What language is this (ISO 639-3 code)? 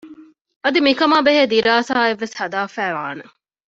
div